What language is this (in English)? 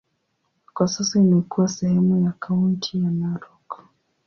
Swahili